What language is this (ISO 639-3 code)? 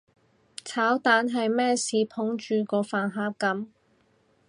yue